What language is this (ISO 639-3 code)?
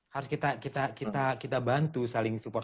ind